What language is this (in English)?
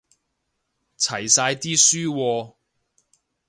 Cantonese